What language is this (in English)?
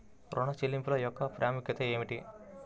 Telugu